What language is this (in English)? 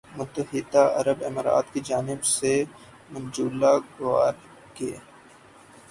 Urdu